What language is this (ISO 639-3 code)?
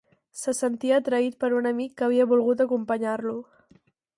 cat